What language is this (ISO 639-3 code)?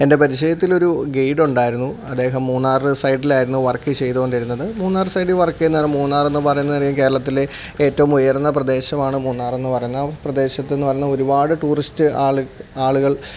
mal